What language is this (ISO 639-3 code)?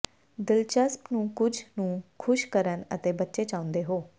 pan